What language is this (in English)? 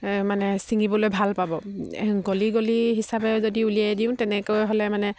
Assamese